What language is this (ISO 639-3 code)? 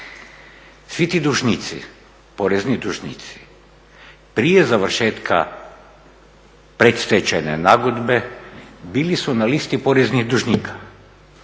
hrv